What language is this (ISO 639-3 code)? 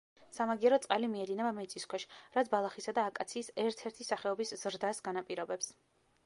kat